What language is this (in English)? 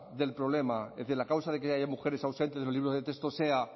Spanish